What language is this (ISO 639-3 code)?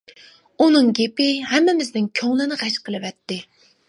uig